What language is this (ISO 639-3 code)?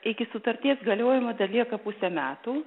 lit